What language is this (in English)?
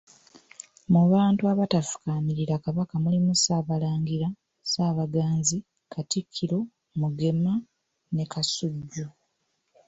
Ganda